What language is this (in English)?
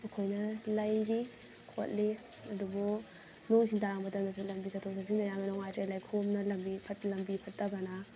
Manipuri